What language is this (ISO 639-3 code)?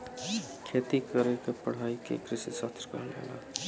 bho